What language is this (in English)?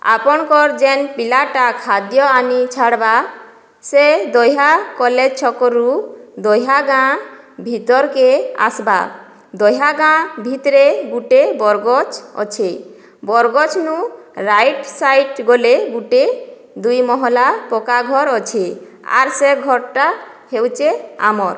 Odia